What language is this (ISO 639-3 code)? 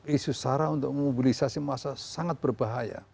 ind